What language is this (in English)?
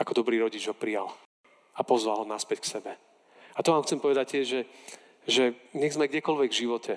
Slovak